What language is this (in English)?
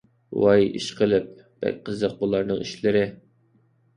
Uyghur